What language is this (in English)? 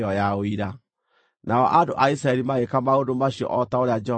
Kikuyu